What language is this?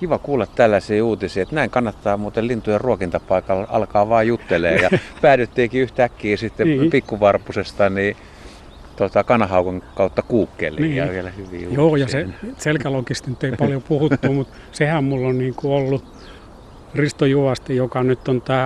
Finnish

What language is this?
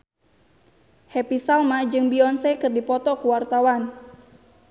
Sundanese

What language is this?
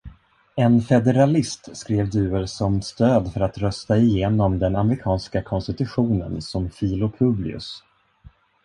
Swedish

